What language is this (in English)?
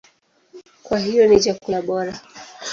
Swahili